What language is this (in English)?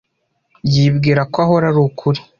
Kinyarwanda